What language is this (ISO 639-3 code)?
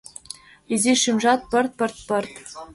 chm